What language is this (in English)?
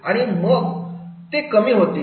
Marathi